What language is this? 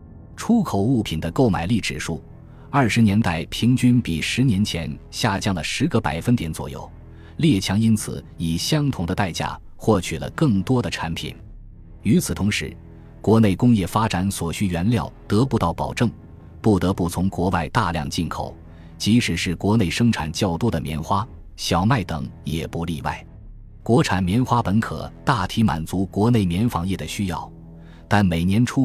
Chinese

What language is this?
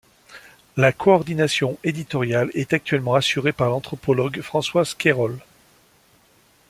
French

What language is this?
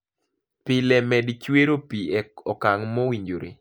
Luo (Kenya and Tanzania)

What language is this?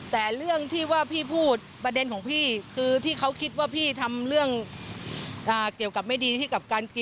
Thai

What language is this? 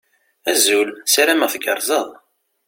Kabyle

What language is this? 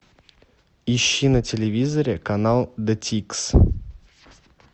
Russian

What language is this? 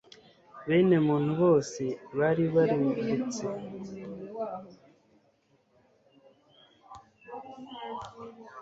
Kinyarwanda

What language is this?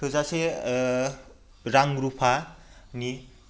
Bodo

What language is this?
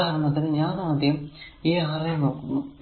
Malayalam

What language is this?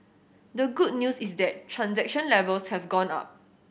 English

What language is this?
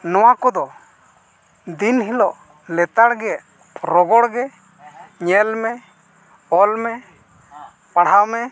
Santali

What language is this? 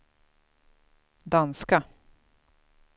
Swedish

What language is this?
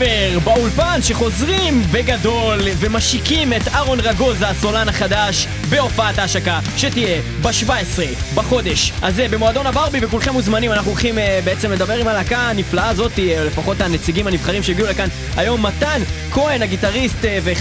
Hebrew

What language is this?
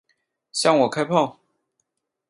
Chinese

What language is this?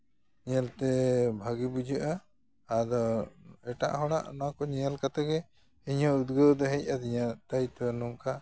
Santali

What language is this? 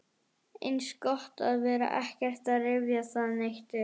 Icelandic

